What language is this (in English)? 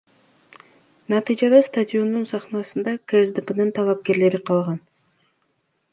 Kyrgyz